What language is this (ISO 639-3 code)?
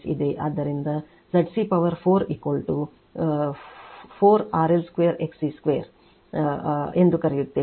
kan